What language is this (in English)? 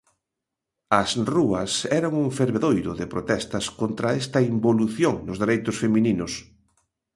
Galician